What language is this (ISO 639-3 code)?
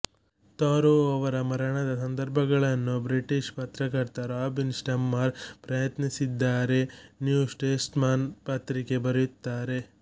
kan